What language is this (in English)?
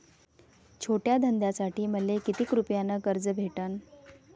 Marathi